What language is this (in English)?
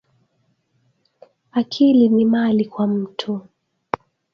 Swahili